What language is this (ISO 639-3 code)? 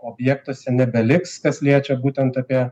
lit